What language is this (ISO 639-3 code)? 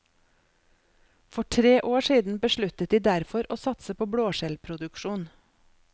nor